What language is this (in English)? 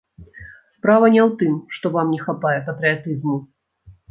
Belarusian